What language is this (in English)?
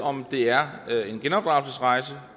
Danish